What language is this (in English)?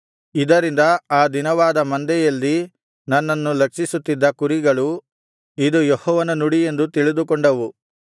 Kannada